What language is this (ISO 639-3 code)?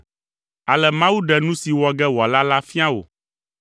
ewe